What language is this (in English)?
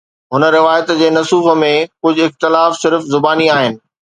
Sindhi